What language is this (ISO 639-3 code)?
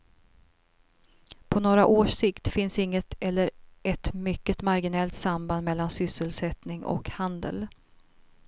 swe